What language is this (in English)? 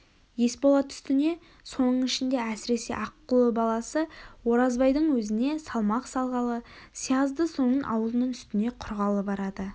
Kazakh